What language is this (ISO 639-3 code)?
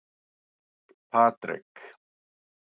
isl